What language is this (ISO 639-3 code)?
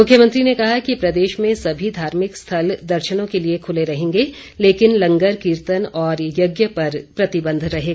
hin